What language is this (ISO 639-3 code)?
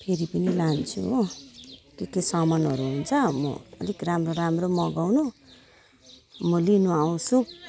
nep